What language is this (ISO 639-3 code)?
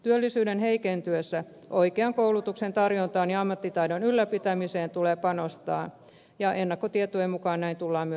fin